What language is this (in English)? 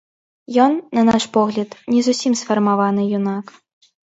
Belarusian